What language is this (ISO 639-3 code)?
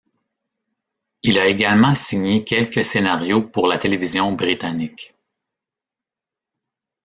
fra